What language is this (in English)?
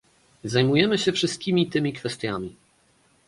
Polish